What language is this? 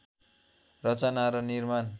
Nepali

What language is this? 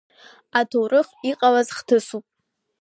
Abkhazian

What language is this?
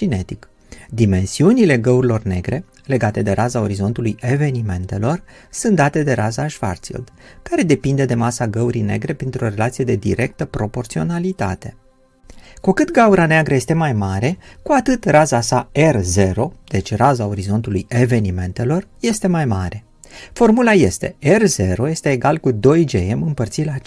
Romanian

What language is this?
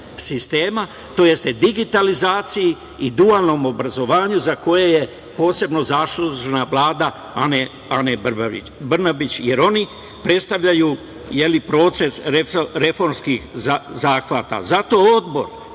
Serbian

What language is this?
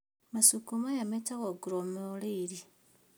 Kikuyu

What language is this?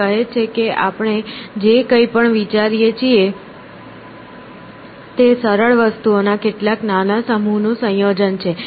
Gujarati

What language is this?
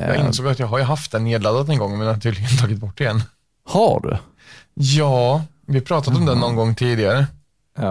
Swedish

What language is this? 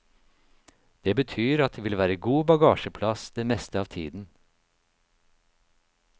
Norwegian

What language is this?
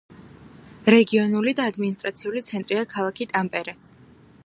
Georgian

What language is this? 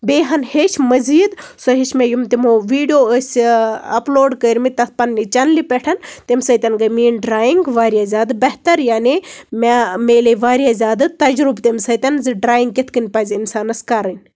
Kashmiri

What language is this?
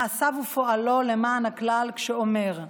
Hebrew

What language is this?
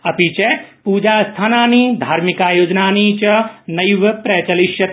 Sanskrit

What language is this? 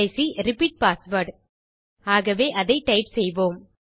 Tamil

